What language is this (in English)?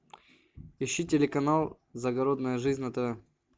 Russian